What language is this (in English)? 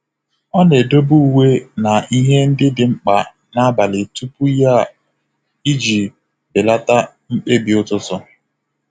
Igbo